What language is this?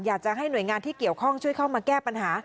Thai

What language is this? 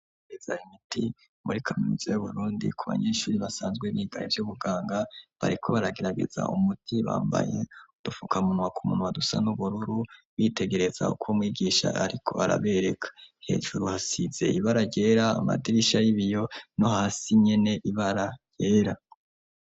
Rundi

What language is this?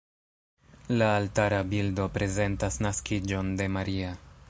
Esperanto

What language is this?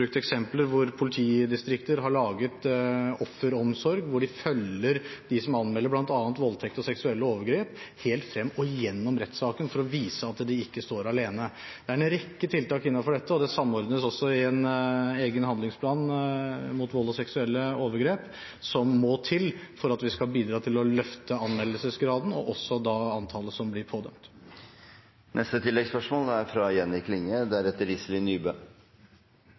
Norwegian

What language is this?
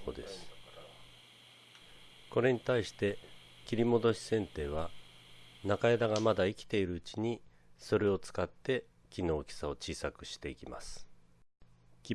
Japanese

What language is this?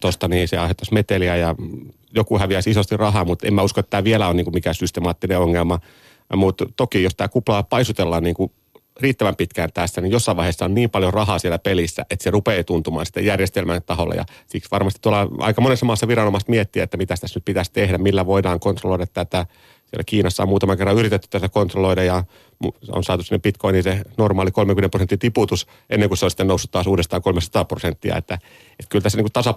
Finnish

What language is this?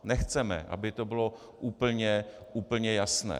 Czech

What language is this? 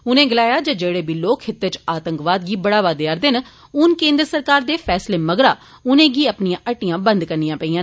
Dogri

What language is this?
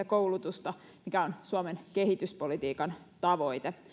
Finnish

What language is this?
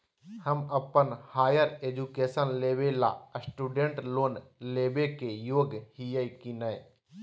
Magahi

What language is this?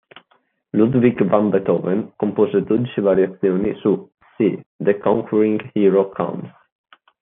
Italian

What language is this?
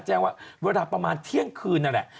Thai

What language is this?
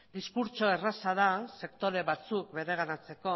Basque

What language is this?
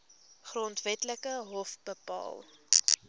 Afrikaans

